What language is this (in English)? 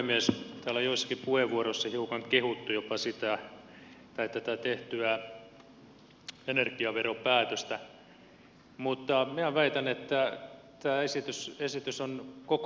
Finnish